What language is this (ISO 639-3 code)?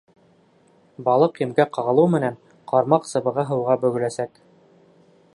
bak